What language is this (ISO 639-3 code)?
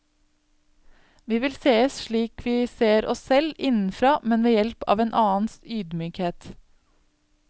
nor